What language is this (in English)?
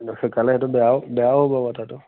Assamese